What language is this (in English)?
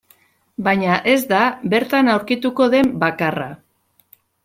Basque